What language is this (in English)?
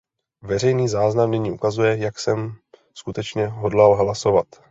Czech